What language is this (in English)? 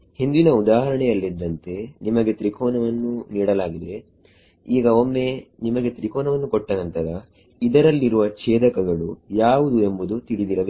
Kannada